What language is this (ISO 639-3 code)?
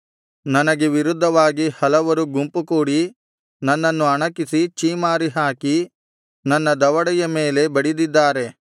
kan